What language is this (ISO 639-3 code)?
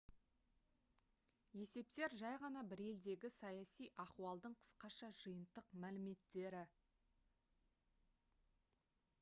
kaz